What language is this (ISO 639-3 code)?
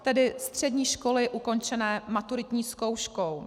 ces